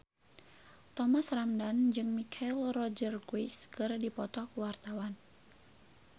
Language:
Sundanese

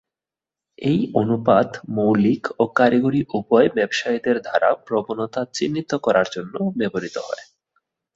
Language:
Bangla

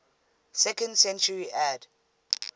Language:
English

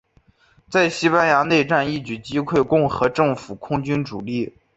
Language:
Chinese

